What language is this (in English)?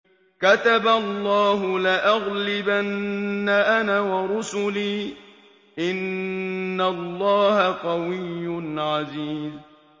Arabic